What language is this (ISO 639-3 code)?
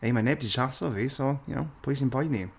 cym